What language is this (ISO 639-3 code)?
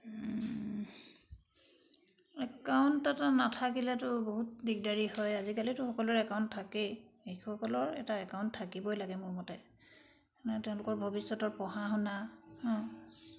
asm